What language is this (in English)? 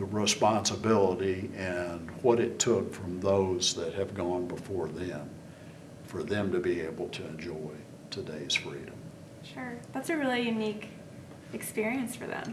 English